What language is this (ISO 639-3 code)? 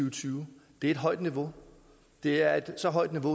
dan